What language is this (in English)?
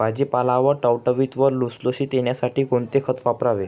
Marathi